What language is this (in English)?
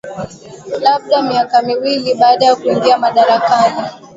Swahili